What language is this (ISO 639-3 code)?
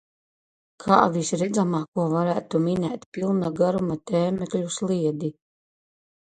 lav